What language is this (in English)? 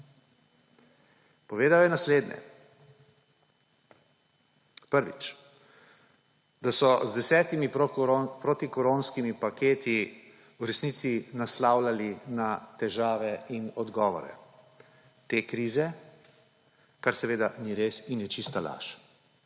Slovenian